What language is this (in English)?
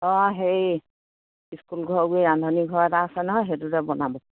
Assamese